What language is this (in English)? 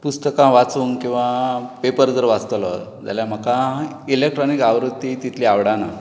Konkani